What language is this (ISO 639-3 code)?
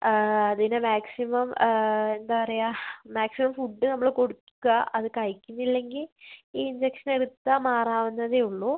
mal